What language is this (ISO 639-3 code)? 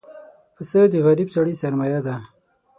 pus